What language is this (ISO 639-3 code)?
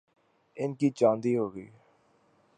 urd